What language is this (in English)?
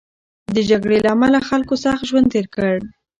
Pashto